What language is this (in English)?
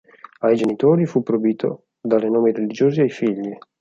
Italian